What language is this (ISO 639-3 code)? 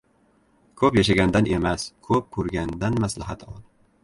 uzb